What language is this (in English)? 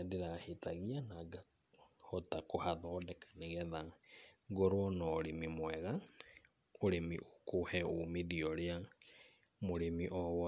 Kikuyu